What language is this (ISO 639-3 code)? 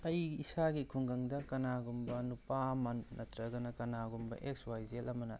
mni